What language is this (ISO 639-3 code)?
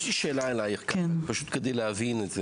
heb